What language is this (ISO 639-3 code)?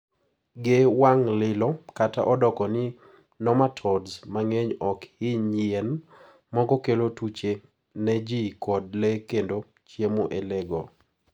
luo